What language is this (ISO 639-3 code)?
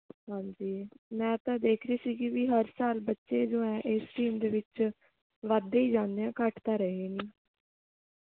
pan